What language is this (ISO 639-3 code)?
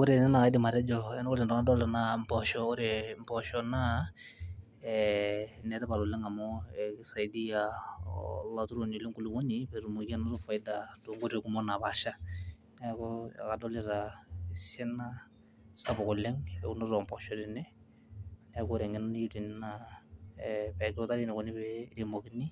mas